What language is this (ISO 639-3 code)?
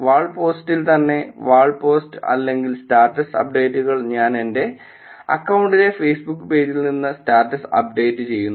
mal